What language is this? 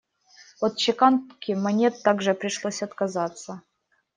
Russian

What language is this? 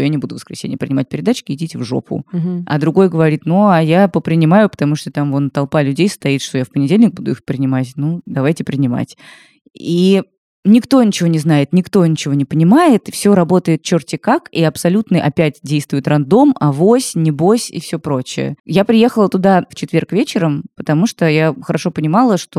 Russian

